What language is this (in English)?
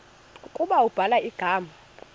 Xhosa